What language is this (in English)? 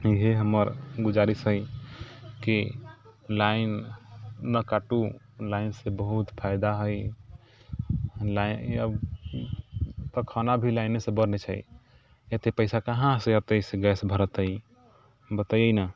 Maithili